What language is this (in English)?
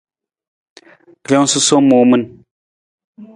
Nawdm